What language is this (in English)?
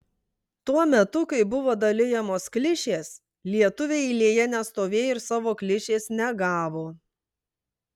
Lithuanian